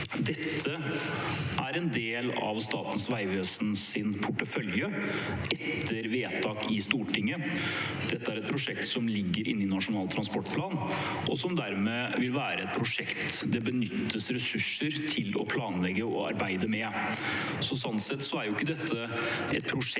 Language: Norwegian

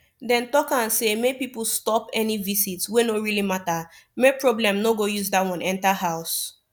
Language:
Nigerian Pidgin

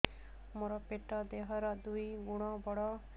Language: Odia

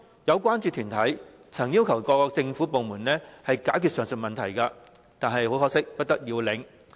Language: Cantonese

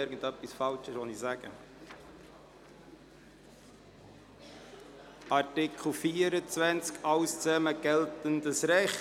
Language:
Swiss German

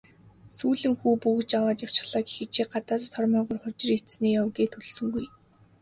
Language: Mongolian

